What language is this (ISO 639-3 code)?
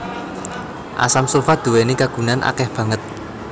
jav